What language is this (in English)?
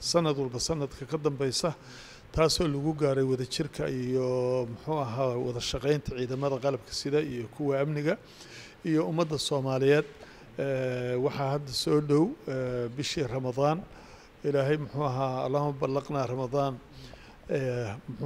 Arabic